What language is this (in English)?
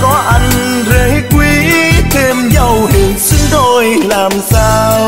Vietnamese